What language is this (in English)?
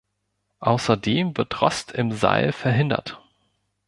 German